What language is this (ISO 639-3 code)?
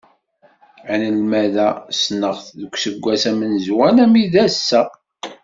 kab